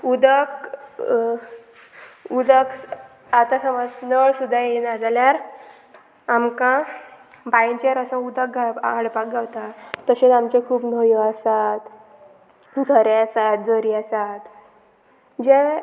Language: Konkani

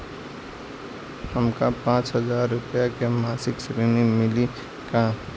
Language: Bhojpuri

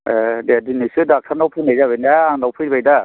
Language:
Bodo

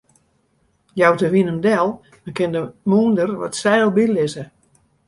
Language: Western Frisian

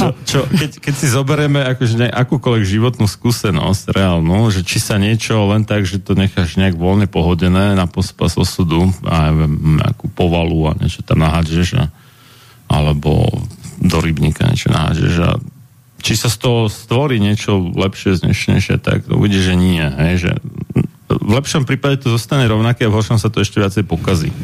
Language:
Slovak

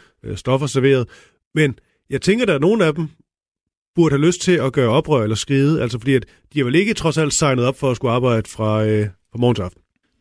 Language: Danish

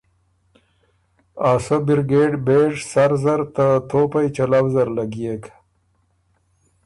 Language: Ormuri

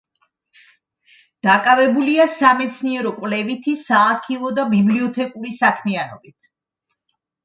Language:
Georgian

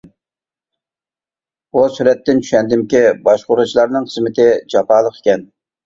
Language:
Uyghur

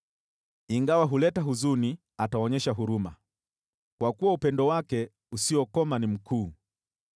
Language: Swahili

